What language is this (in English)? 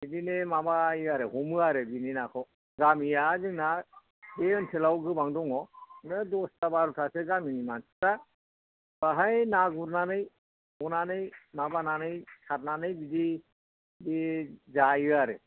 Bodo